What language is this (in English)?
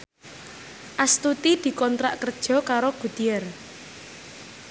Javanese